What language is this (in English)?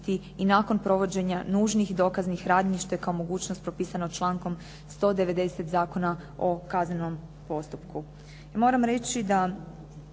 Croatian